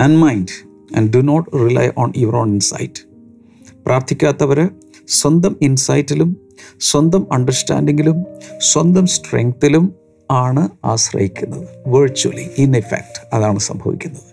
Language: Malayalam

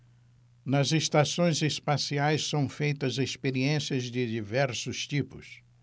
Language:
Portuguese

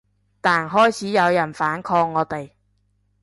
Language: Cantonese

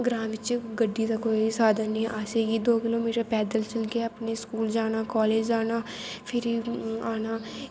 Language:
Dogri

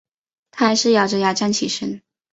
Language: Chinese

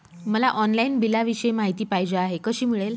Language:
Marathi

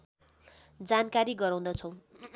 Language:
Nepali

